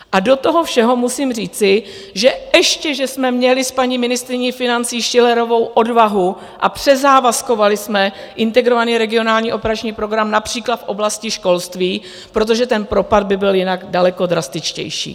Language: Czech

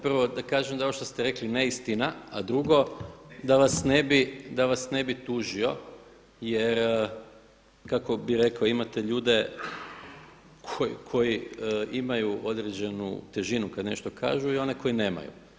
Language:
Croatian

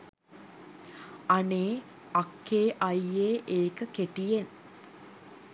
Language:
Sinhala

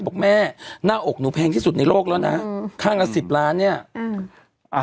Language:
Thai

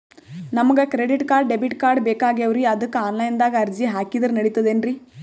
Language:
Kannada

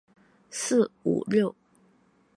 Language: Chinese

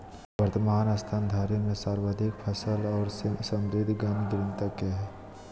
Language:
Magahi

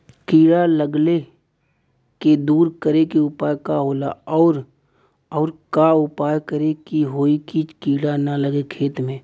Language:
Bhojpuri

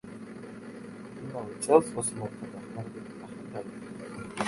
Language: Georgian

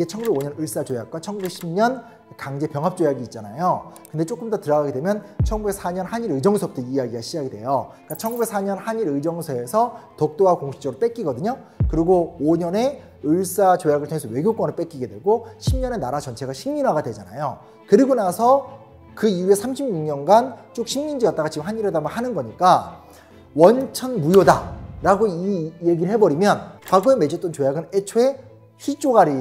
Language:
Korean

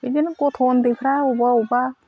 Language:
Bodo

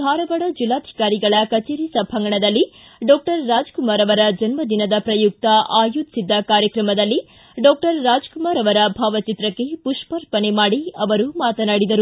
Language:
Kannada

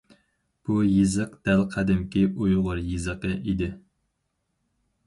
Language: Uyghur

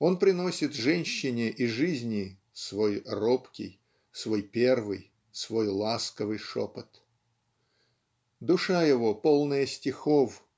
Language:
Russian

